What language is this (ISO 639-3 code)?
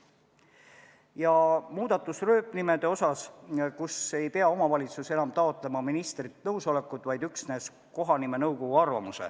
est